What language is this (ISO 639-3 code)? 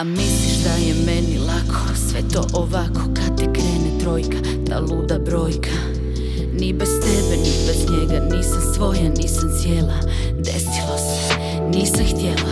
hrv